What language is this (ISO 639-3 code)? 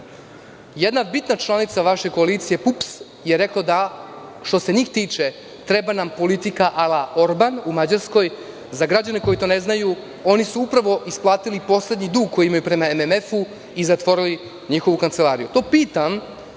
srp